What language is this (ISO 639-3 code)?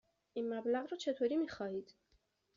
fas